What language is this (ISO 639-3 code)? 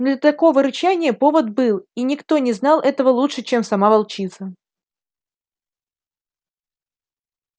rus